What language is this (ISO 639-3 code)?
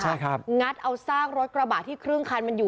tha